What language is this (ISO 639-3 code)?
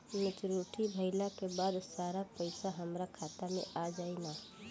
bho